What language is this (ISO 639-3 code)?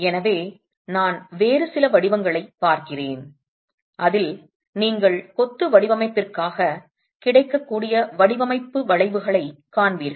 tam